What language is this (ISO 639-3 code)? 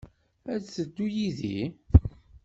kab